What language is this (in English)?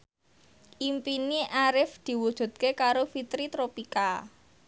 Javanese